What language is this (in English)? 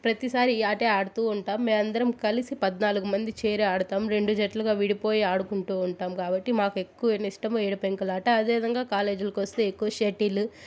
Telugu